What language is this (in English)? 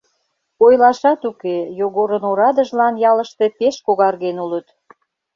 Mari